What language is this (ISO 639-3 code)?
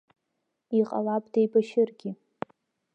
abk